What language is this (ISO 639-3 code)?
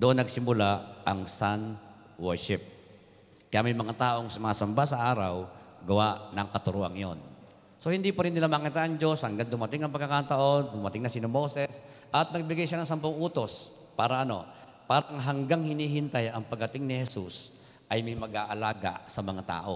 fil